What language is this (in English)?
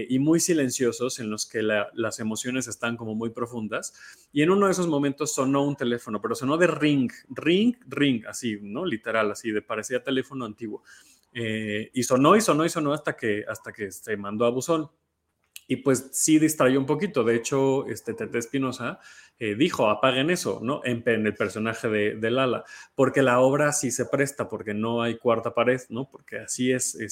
Spanish